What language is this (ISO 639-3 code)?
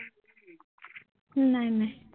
asm